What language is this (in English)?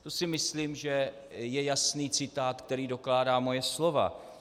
Czech